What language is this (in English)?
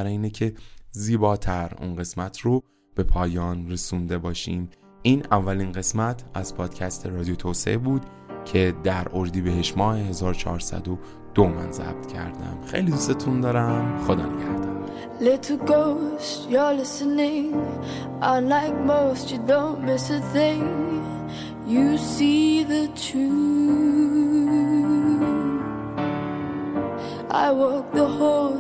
Persian